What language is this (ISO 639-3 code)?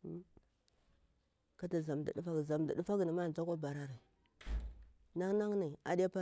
bwr